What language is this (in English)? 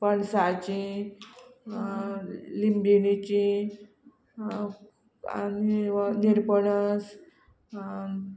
Konkani